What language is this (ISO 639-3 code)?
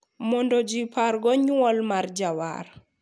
luo